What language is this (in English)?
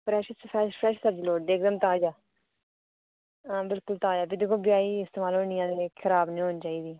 Dogri